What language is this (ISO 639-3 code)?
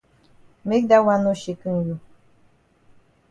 wes